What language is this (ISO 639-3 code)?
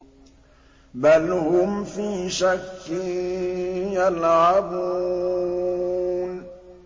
ara